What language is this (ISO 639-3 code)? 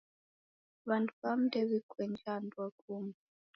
dav